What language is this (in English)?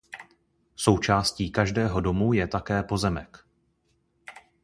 Czech